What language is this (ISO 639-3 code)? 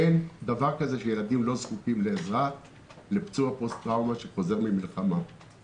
heb